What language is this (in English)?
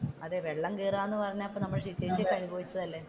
Malayalam